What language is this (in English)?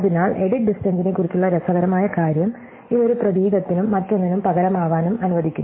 Malayalam